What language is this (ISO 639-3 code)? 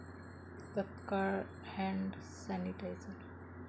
mar